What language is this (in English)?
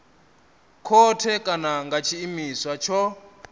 Venda